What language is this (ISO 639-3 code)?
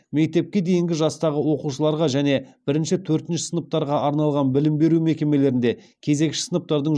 kaz